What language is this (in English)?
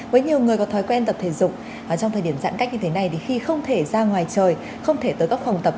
Vietnamese